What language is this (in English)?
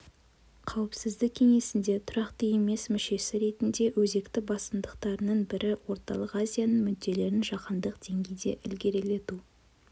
Kazakh